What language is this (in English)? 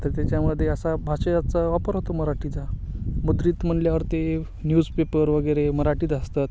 Marathi